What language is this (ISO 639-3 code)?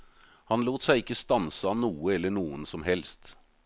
nor